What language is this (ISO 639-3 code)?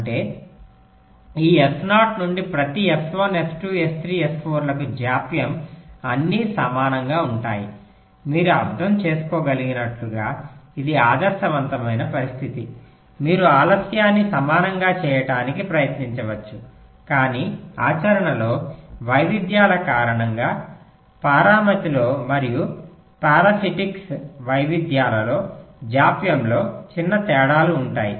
tel